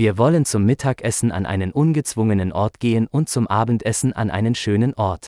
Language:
Filipino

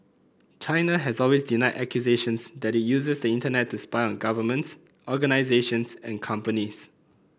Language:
English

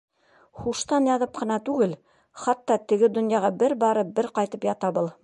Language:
Bashkir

